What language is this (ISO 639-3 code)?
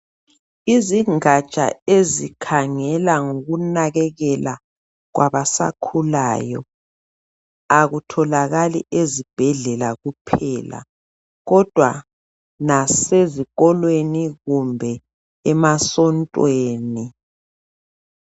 nde